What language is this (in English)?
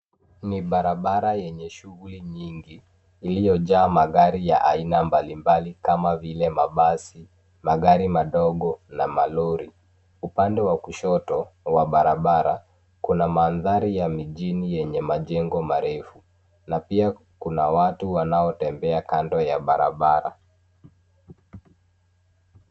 Swahili